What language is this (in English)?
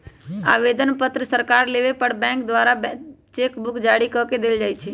Magahi